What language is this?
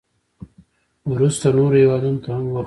Pashto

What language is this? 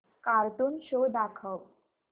Marathi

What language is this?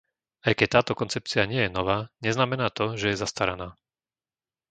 Slovak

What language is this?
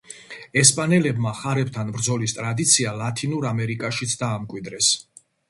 Georgian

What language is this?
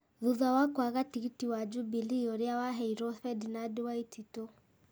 Kikuyu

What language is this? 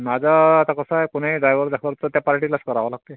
Marathi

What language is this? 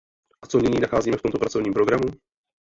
Czech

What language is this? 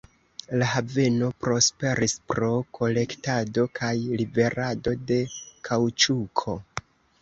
Esperanto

